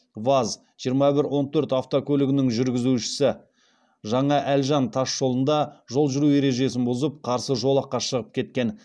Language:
Kazakh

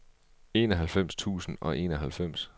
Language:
Danish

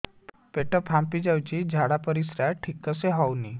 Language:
Odia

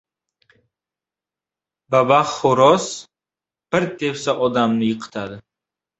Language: Uzbek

